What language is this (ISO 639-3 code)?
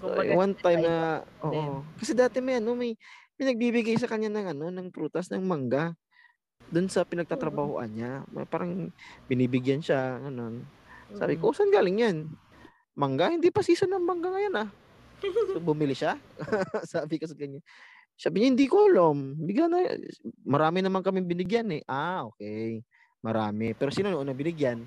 fil